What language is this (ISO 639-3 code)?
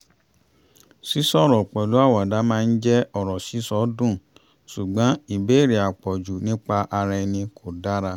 yor